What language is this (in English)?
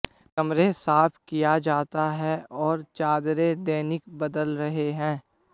Hindi